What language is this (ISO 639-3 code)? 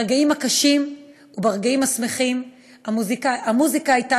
heb